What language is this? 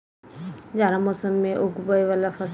Maithili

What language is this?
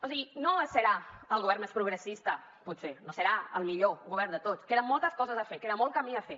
Catalan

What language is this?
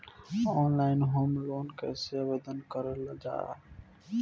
Bhojpuri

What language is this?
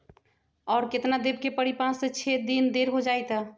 Magahi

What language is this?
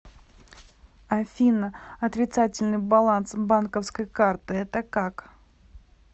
Russian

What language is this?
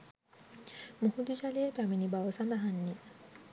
Sinhala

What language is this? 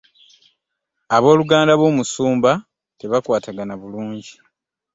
Ganda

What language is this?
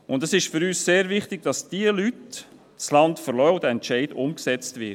Swiss German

